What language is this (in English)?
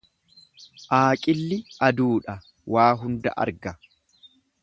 Oromo